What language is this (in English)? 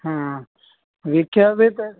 Punjabi